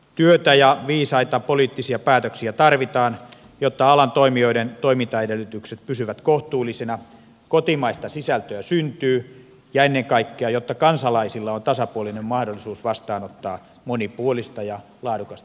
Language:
Finnish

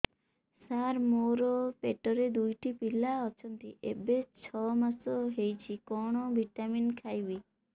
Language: Odia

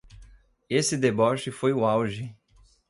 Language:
Portuguese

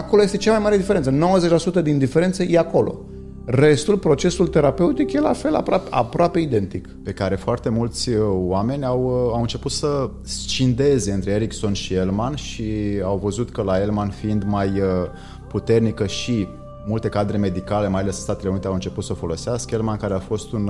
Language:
Romanian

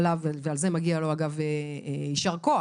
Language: Hebrew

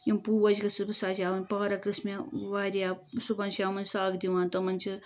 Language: Kashmiri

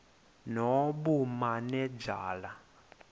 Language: Xhosa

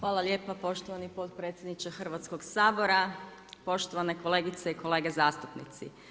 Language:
Croatian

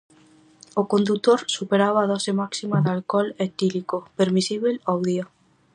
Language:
Galician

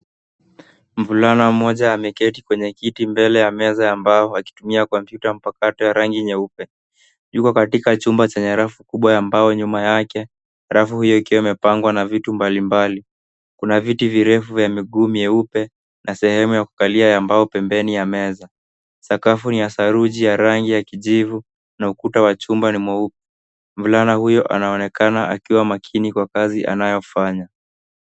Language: Swahili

